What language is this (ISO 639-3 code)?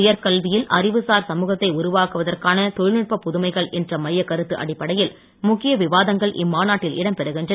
tam